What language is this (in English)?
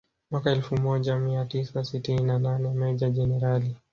Swahili